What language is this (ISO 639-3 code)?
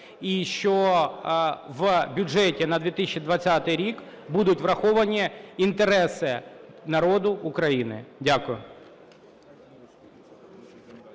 ukr